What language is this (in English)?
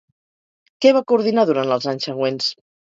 Catalan